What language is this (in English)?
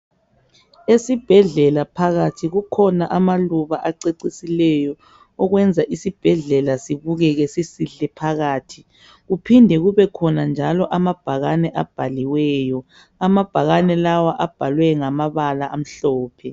North Ndebele